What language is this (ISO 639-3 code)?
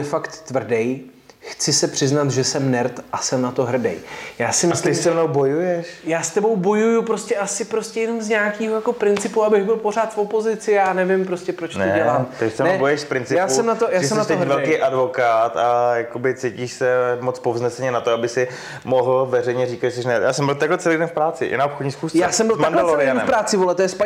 ces